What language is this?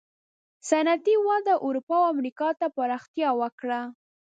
Pashto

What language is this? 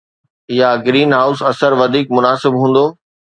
Sindhi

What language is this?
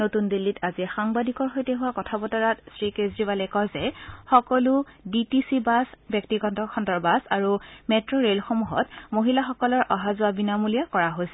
Assamese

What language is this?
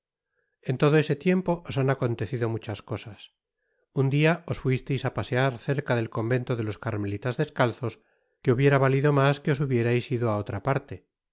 Spanish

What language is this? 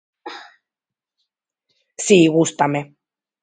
Galician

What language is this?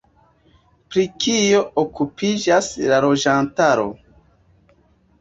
Esperanto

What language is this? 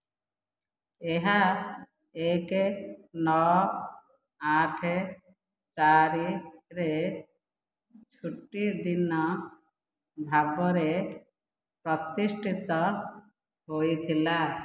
Odia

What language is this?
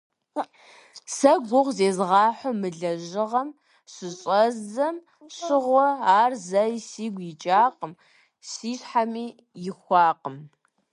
Kabardian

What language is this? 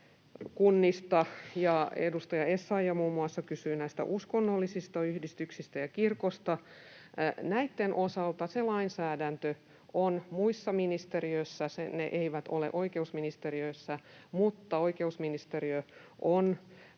Finnish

